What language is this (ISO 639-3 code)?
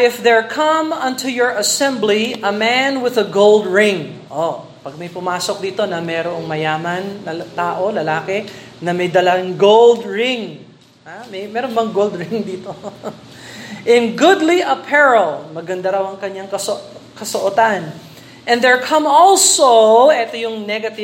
fil